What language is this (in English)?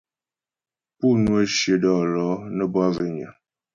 Ghomala